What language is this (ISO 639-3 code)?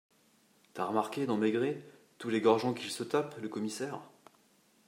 fra